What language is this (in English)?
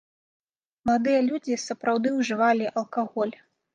Belarusian